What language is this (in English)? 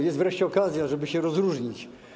Polish